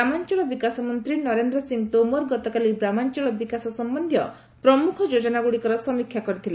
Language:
Odia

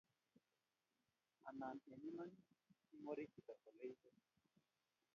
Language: Kalenjin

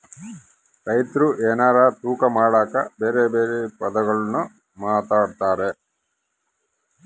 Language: Kannada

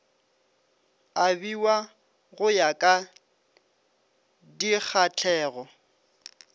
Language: Northern Sotho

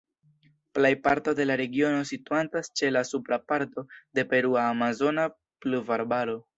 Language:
Esperanto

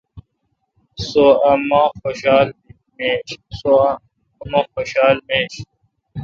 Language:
Kalkoti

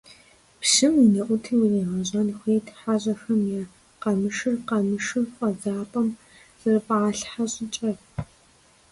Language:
Kabardian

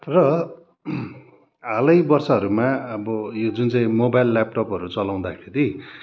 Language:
Nepali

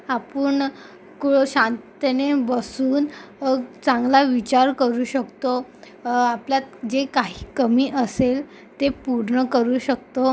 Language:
Marathi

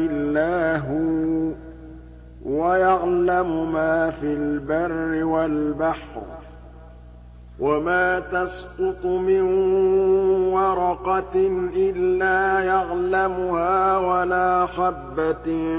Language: Arabic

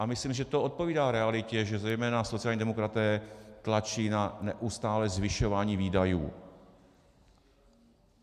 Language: Czech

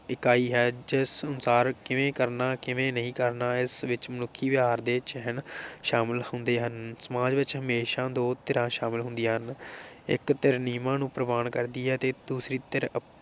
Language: Punjabi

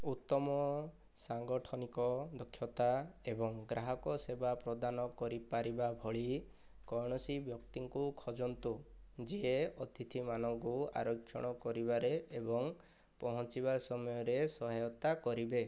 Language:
Odia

